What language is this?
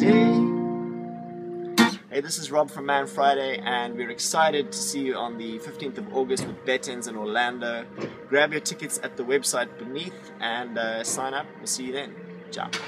English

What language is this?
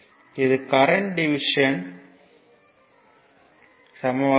Tamil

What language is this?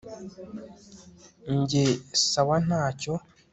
Kinyarwanda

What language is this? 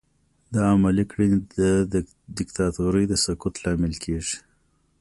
Pashto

